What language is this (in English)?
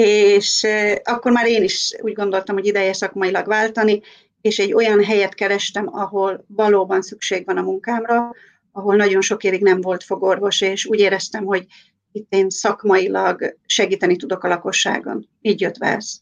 Hungarian